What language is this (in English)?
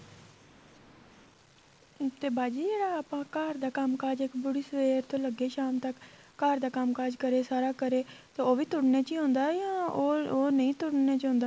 Punjabi